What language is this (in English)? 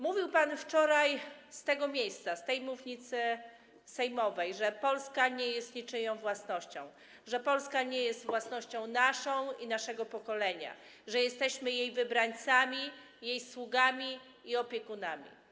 Polish